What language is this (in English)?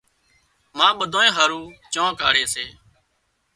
Wadiyara Koli